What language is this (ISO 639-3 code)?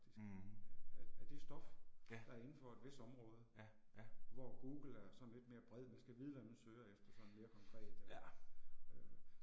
dan